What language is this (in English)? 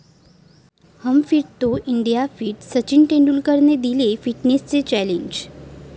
Marathi